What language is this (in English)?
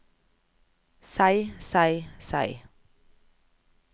Norwegian